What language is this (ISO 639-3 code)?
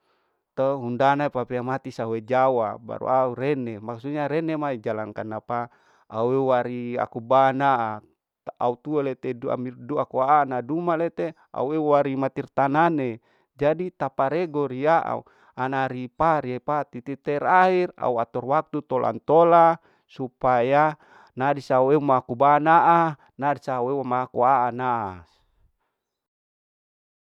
alo